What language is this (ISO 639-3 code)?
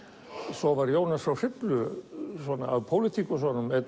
isl